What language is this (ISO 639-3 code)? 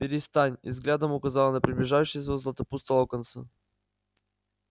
rus